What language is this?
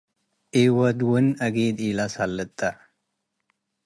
Tigre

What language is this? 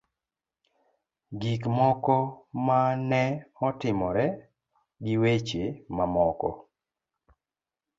Luo (Kenya and Tanzania)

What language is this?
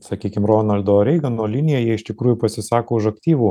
Lithuanian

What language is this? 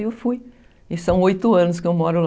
Portuguese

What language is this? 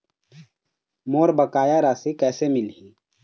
Chhattisgarhi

